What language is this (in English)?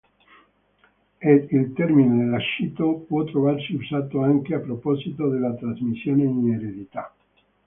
Italian